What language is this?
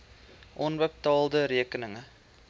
Afrikaans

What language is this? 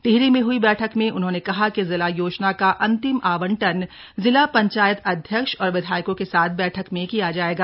Hindi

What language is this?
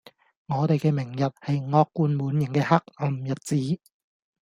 Cantonese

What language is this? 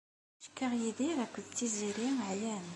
Kabyle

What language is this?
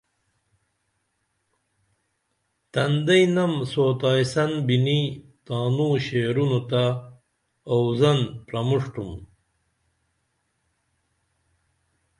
Dameli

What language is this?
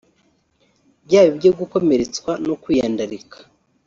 Kinyarwanda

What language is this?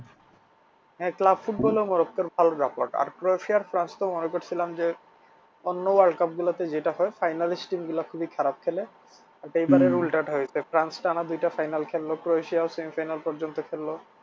Bangla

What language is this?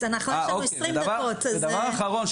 Hebrew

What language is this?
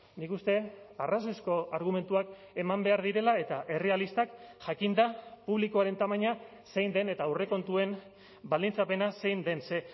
Basque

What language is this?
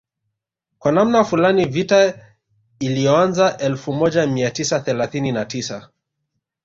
Swahili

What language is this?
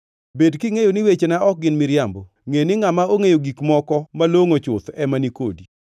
Luo (Kenya and Tanzania)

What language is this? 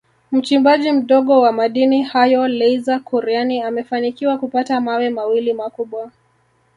Swahili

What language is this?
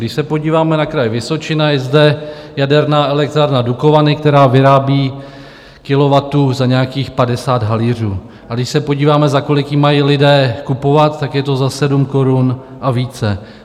Czech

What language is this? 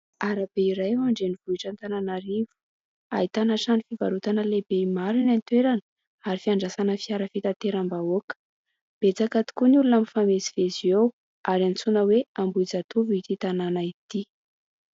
Malagasy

